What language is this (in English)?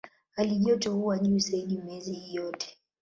Swahili